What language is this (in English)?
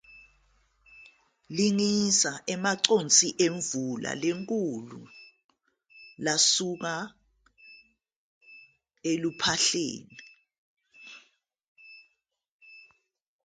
Zulu